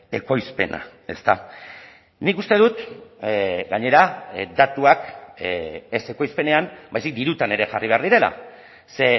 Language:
Basque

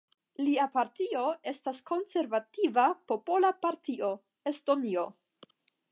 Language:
Esperanto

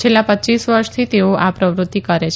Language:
Gujarati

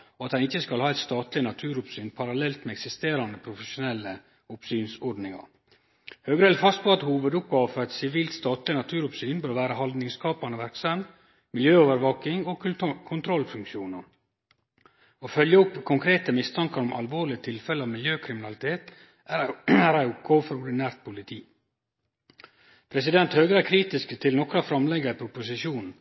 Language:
Norwegian Nynorsk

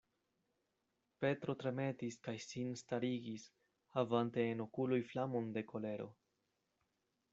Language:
Esperanto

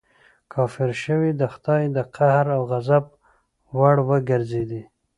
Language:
Pashto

